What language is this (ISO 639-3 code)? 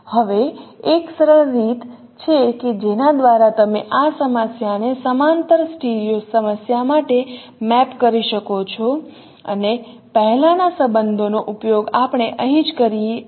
guj